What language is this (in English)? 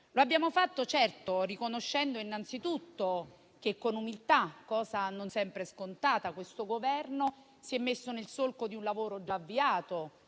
Italian